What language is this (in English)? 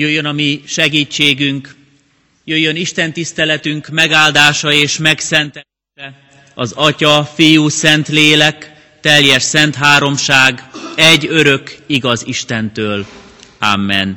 Hungarian